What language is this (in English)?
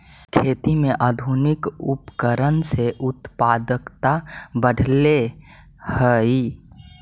Magahi